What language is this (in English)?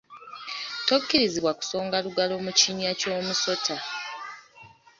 Ganda